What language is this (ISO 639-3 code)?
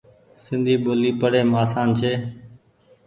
gig